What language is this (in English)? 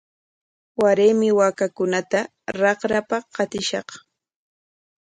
Corongo Ancash Quechua